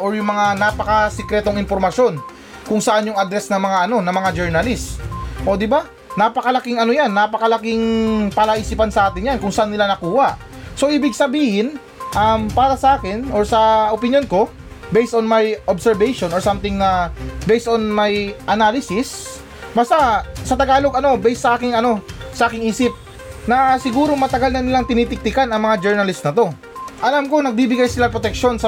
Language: Filipino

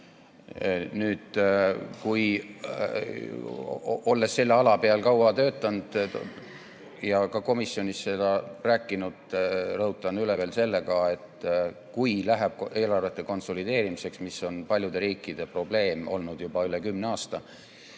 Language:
Estonian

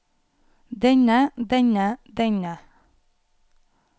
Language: Norwegian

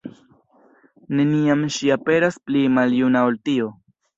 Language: Esperanto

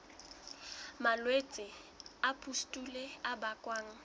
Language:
Southern Sotho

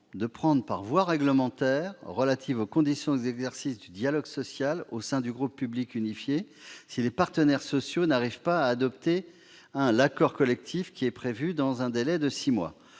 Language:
French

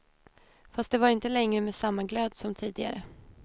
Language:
Swedish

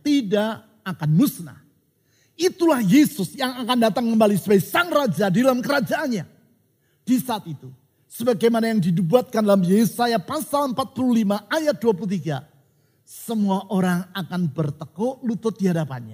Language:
Indonesian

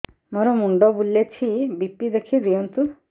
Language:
Odia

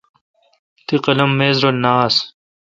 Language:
Kalkoti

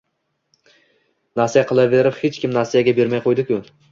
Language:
Uzbek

